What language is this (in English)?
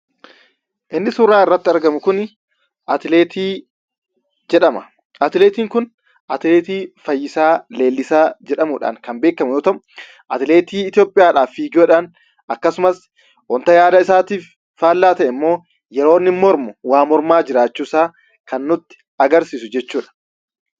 Oromo